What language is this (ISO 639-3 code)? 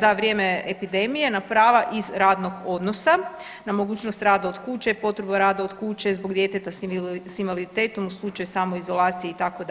hrv